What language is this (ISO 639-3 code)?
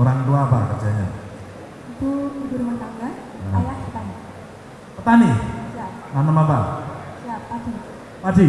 ind